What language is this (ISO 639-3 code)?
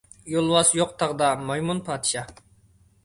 uig